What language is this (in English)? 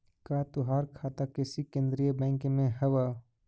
Magahi